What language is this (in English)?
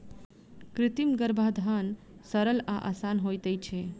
Maithili